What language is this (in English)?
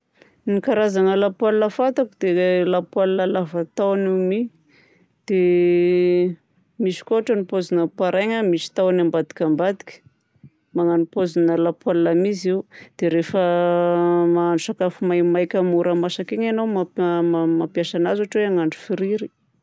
Southern Betsimisaraka Malagasy